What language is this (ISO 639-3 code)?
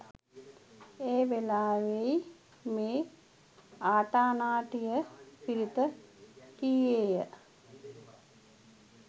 sin